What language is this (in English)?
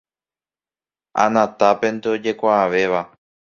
Guarani